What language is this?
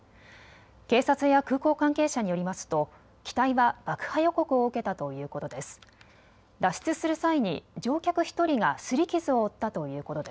Japanese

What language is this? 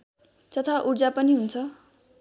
Nepali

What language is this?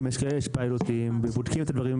Hebrew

